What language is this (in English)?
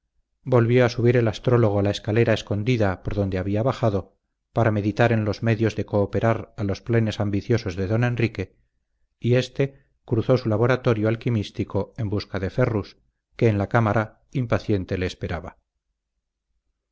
Spanish